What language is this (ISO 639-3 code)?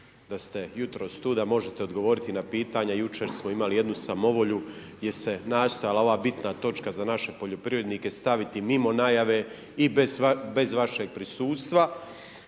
hrv